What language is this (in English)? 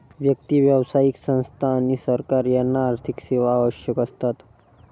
Marathi